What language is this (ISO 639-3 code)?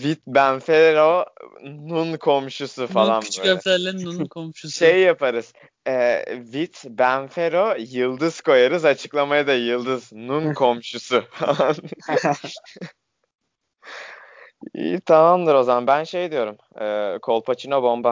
tur